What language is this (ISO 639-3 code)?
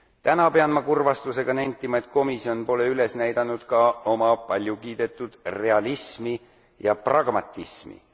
est